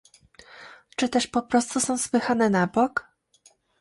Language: Polish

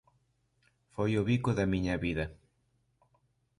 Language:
Galician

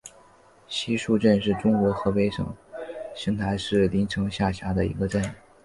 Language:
Chinese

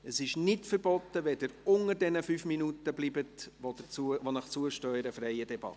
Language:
Swiss German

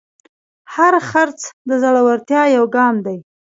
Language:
Pashto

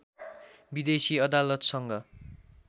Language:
Nepali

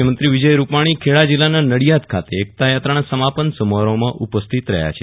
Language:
Gujarati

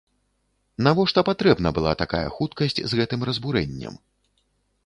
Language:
Belarusian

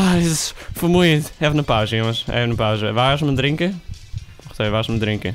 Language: Dutch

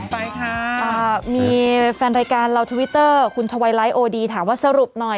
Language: Thai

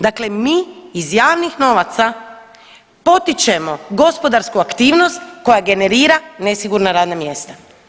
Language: Croatian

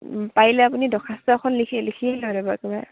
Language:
Assamese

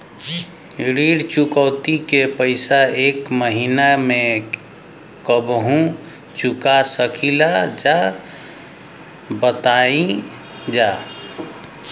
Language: Bhojpuri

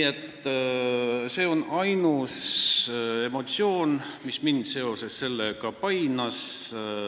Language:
Estonian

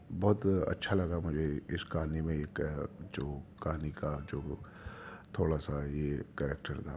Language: Urdu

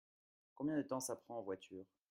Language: French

